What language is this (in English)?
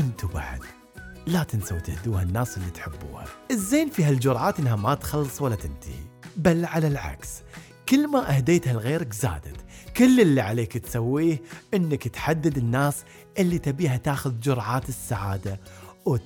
Arabic